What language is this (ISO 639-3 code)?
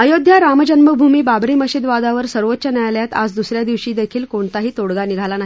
mar